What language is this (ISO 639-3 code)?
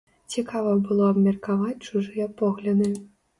bel